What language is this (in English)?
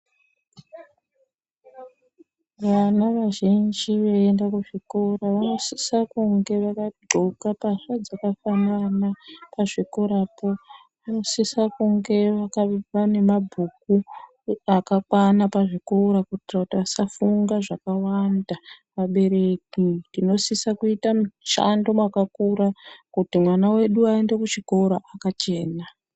Ndau